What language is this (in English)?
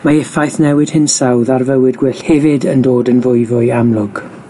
Welsh